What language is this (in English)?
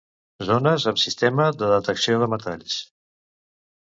Catalan